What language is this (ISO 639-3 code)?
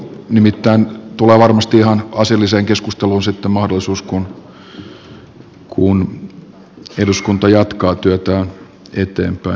fin